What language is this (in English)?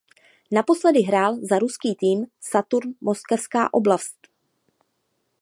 Czech